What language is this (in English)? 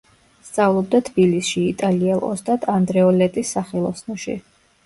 Georgian